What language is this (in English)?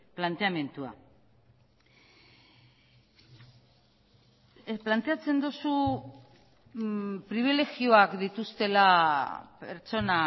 Basque